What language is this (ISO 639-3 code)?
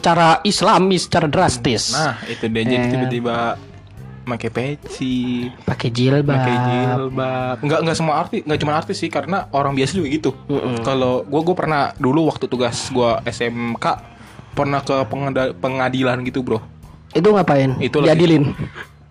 ind